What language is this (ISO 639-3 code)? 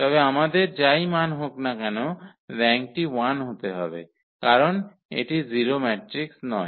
ben